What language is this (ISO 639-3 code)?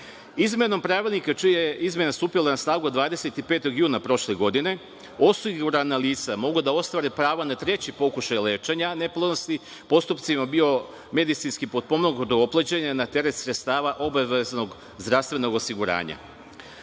srp